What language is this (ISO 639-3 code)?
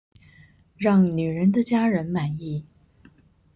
zho